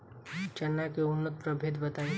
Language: Bhojpuri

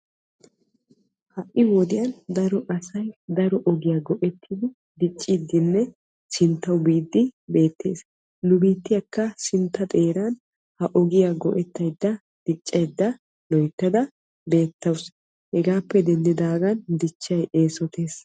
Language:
Wolaytta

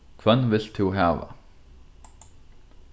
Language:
Faroese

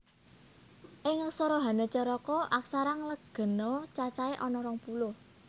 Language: Javanese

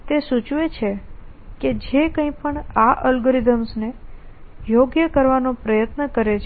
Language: Gujarati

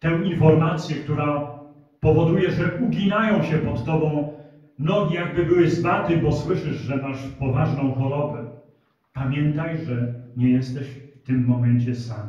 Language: Polish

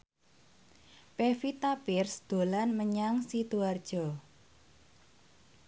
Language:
Javanese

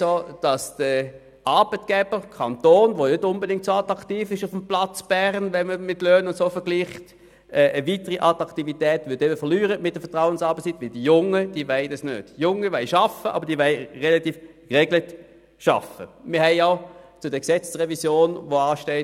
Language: Swiss German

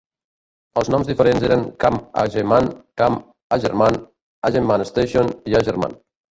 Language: Catalan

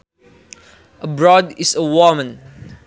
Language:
Sundanese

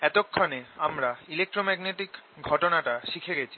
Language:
Bangla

